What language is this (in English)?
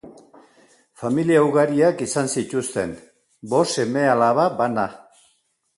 Basque